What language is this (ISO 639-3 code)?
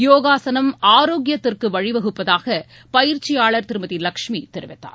tam